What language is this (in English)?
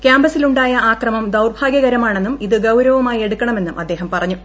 Malayalam